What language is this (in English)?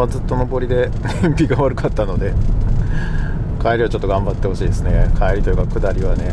Japanese